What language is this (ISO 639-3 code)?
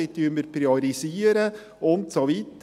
gsw